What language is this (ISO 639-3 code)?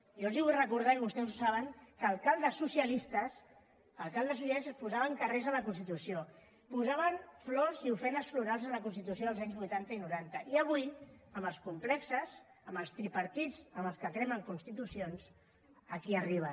cat